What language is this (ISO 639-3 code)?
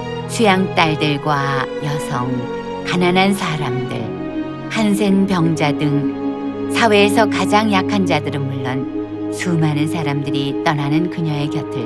kor